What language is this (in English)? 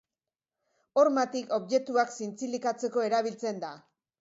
Basque